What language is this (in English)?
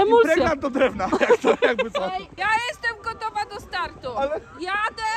Polish